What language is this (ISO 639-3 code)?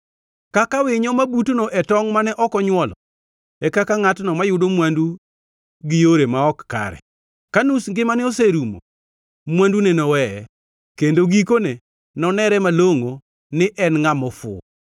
luo